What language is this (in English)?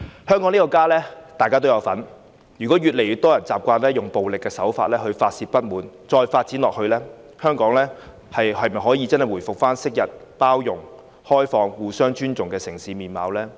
Cantonese